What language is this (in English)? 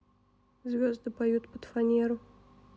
Russian